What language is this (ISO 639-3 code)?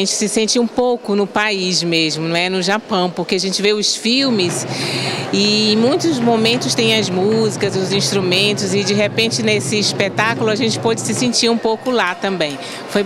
por